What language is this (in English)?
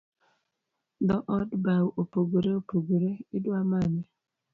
Luo (Kenya and Tanzania)